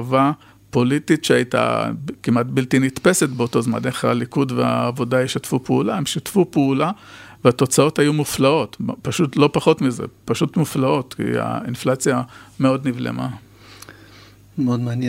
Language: Hebrew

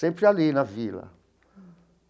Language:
Portuguese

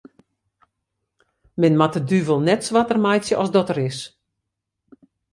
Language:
Western Frisian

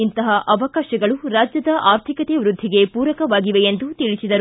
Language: Kannada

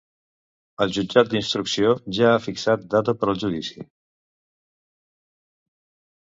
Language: Catalan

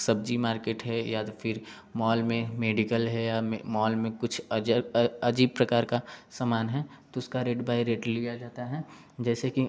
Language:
Hindi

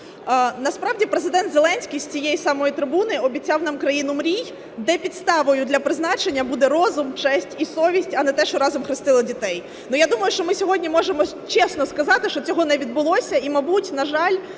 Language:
Ukrainian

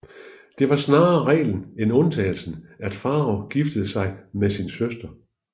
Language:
Danish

